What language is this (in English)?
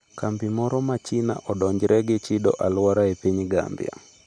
Luo (Kenya and Tanzania)